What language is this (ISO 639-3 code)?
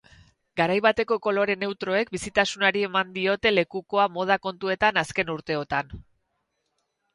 eus